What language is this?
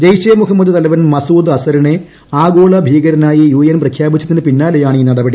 Malayalam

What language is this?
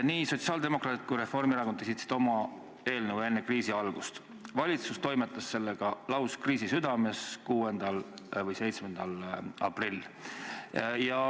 Estonian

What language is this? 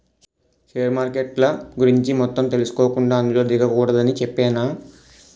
Telugu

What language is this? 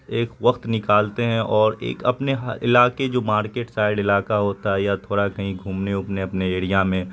Urdu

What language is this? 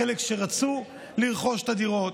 Hebrew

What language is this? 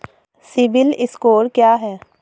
Hindi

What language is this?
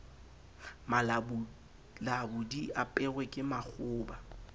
Southern Sotho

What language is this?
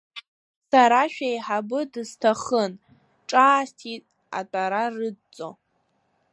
Abkhazian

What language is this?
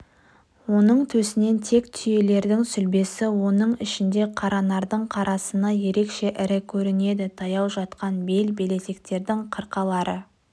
Kazakh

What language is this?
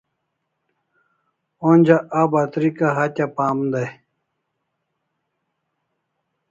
Kalasha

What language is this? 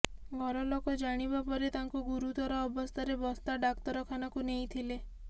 Odia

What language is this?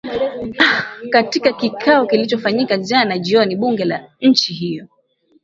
Swahili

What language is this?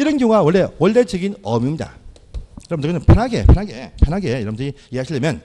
Korean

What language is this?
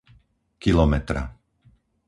Slovak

